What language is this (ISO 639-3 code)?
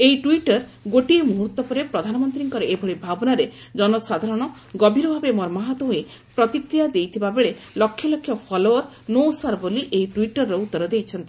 ori